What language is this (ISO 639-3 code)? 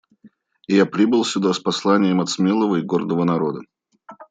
rus